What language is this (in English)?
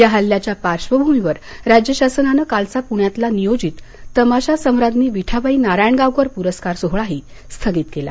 Marathi